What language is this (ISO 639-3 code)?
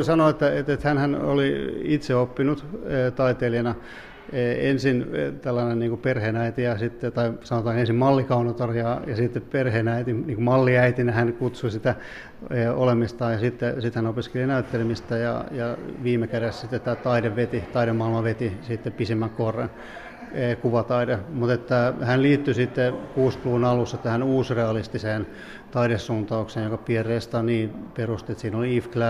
fin